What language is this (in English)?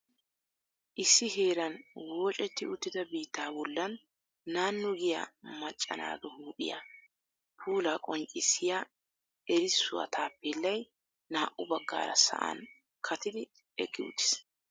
Wolaytta